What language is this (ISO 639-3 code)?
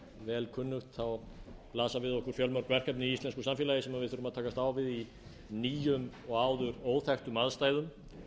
isl